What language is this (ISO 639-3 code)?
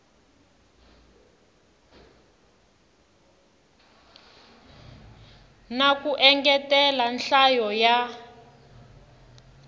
tso